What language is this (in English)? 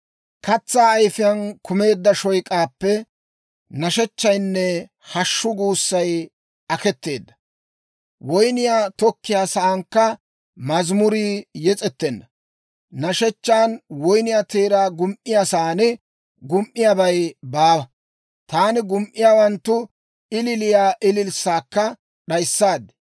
Dawro